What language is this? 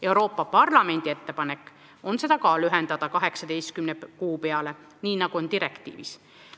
Estonian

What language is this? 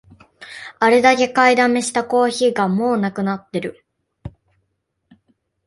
Japanese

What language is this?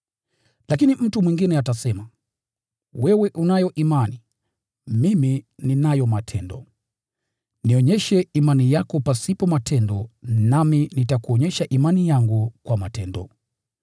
Swahili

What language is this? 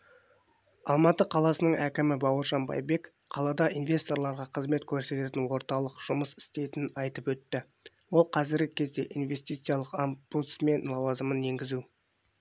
Kazakh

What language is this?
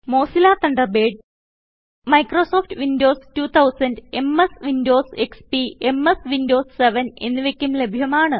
Malayalam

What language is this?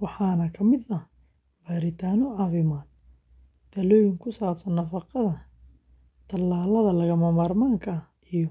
Somali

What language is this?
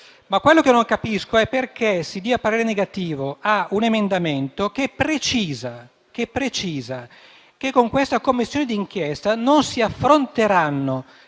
Italian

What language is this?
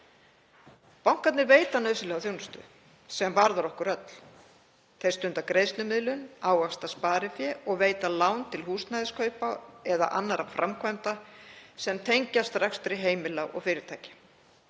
Icelandic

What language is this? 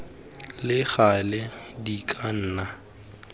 Tswana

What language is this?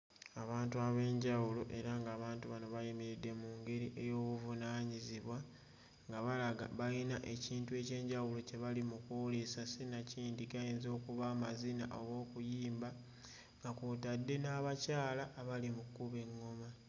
Ganda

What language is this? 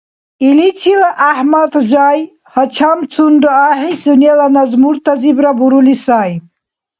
Dargwa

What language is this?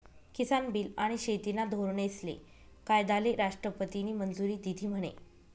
Marathi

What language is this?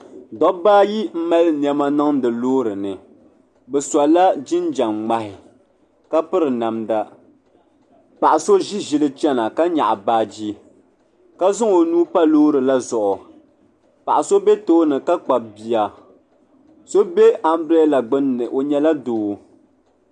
Dagbani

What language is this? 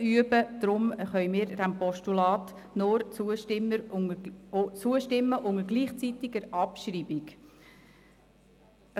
Swiss German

